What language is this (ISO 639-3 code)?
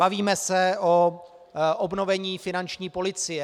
ces